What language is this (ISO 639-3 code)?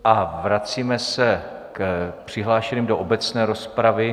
ces